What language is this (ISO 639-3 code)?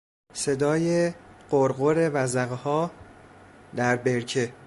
fas